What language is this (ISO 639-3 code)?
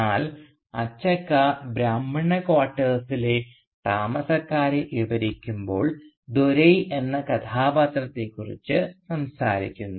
mal